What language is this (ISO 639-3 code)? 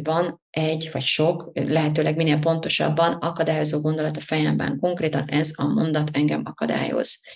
hun